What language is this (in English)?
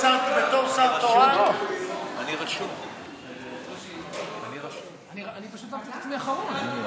Hebrew